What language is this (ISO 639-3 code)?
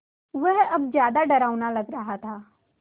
hin